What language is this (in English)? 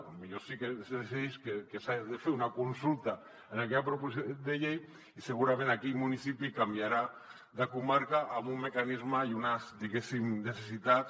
Catalan